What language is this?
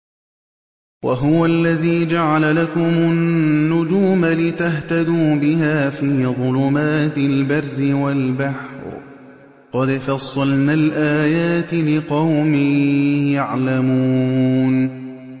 Arabic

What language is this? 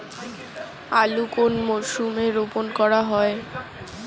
Bangla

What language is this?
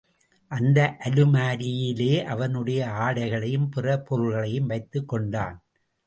Tamil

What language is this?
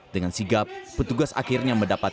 Indonesian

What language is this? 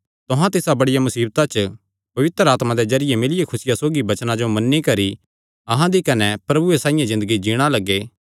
Kangri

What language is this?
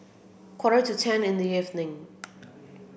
English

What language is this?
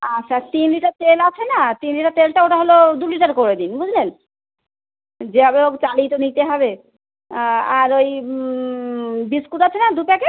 Bangla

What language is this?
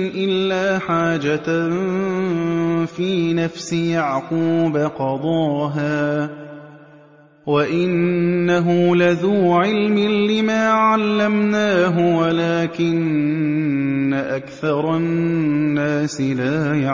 Arabic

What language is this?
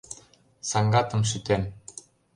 Mari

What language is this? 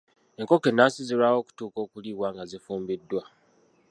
Ganda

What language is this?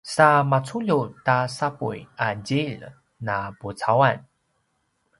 Paiwan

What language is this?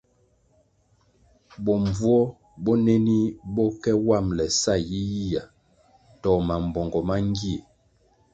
Kwasio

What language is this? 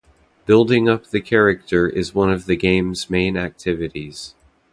English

